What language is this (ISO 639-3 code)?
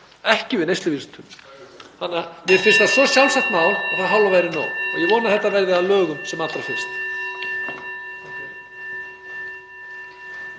isl